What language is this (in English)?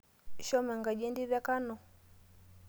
Masai